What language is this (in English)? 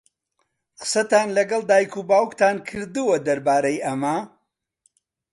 Central Kurdish